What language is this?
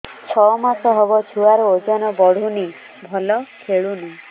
Odia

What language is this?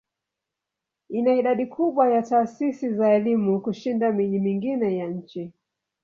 Swahili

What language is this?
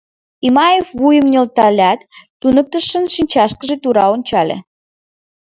Mari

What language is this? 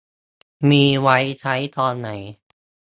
Thai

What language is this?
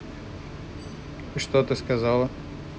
Russian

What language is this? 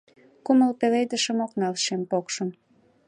Mari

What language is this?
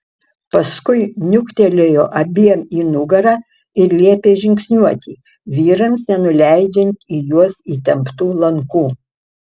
Lithuanian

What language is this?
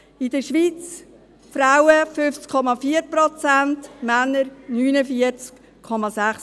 Swiss German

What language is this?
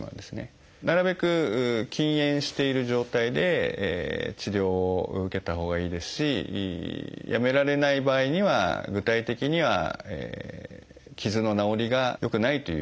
Japanese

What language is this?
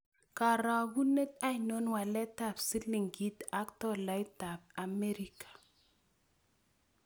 Kalenjin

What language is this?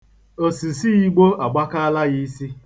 Igbo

